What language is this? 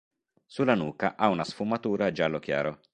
Italian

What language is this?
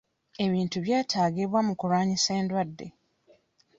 Ganda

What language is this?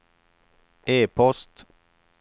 Swedish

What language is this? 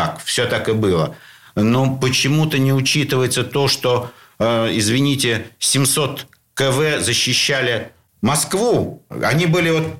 Russian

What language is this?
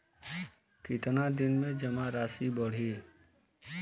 Bhojpuri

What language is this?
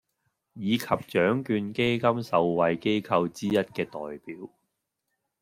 Cantonese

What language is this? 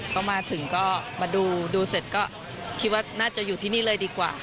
Thai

